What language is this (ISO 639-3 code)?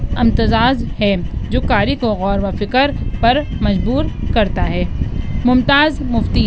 urd